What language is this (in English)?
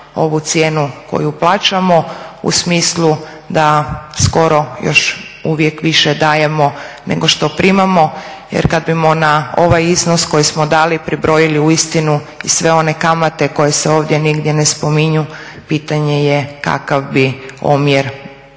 Croatian